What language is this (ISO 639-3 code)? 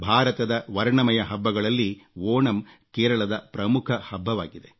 kan